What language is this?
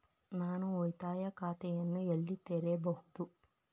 Kannada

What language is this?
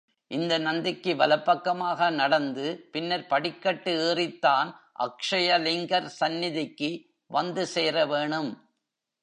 Tamil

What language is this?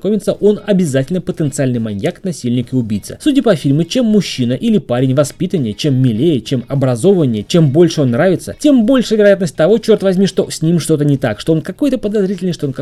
Russian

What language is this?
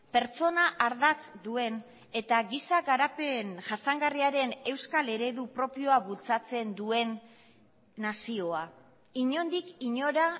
Basque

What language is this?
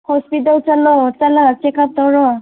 Manipuri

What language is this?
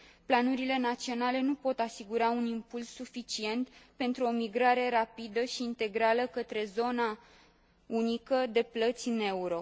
Romanian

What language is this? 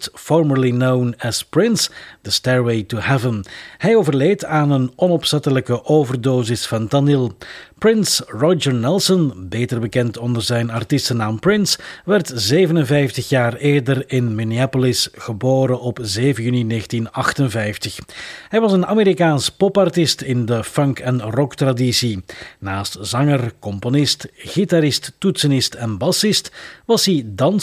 Dutch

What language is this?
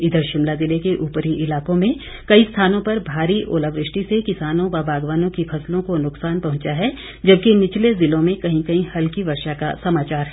Hindi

